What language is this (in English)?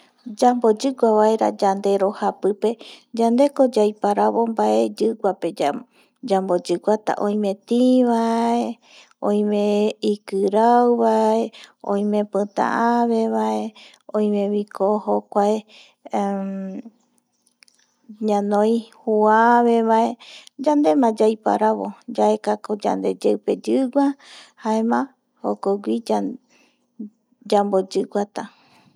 Eastern Bolivian Guaraní